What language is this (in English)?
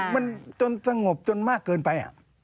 Thai